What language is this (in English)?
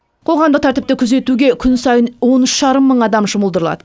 Kazakh